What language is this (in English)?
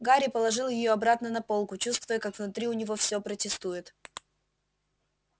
Russian